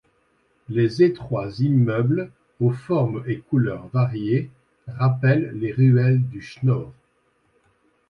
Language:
French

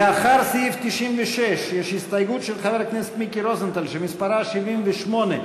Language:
Hebrew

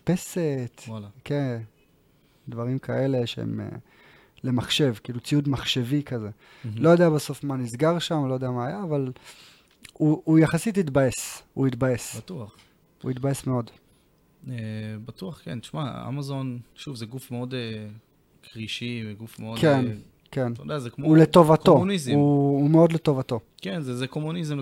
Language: Hebrew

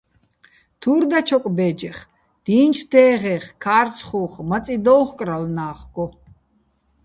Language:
Bats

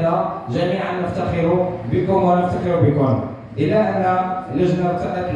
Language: Arabic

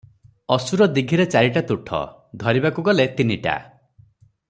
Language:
Odia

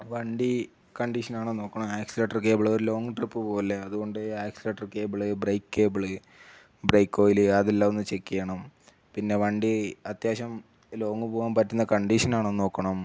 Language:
Malayalam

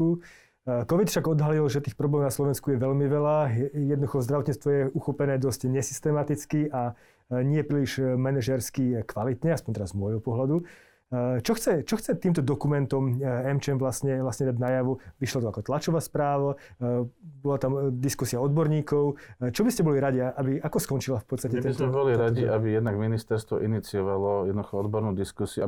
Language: Slovak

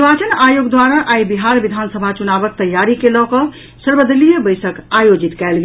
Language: Maithili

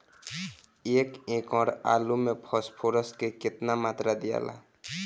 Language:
Bhojpuri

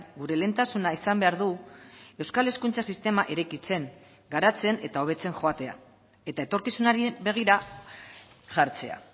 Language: Basque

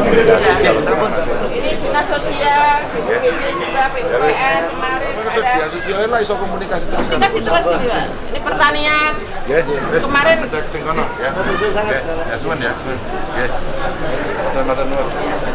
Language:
Indonesian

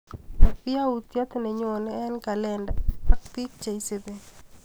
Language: Kalenjin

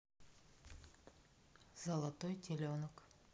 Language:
Russian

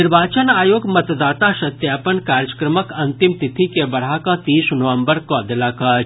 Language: Maithili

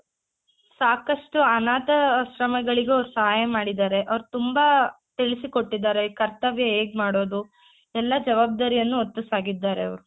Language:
Kannada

